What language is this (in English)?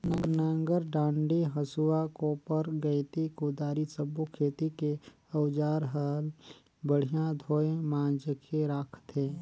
Chhattisgarhi